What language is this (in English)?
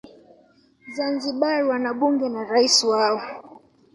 Swahili